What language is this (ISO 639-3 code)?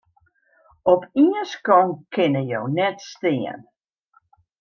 fry